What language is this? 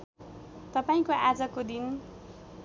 Nepali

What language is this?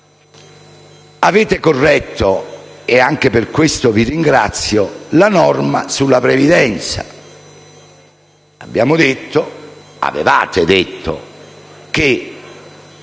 Italian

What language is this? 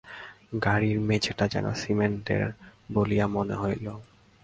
Bangla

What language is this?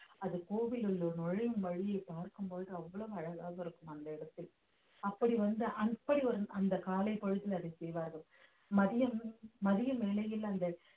Tamil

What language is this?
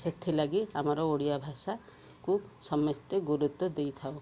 Odia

